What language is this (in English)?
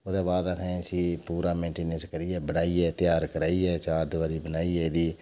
Dogri